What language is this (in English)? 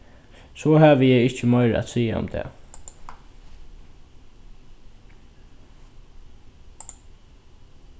Faroese